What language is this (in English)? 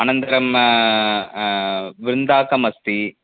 Sanskrit